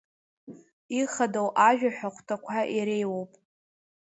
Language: Abkhazian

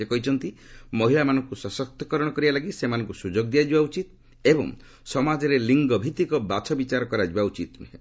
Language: Odia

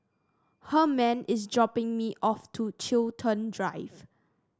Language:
English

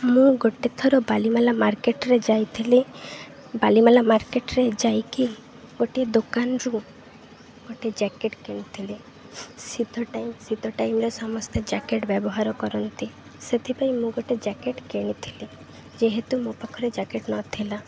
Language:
Odia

